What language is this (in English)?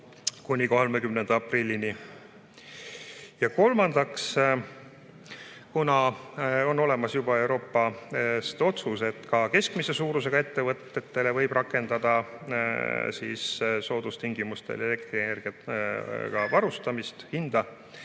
Estonian